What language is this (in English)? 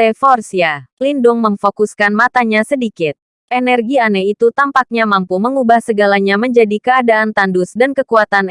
Indonesian